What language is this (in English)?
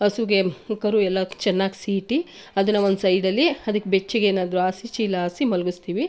Kannada